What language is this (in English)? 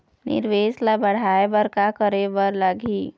Chhattisgarhi